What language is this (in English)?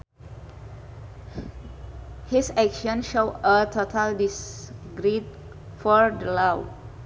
Sundanese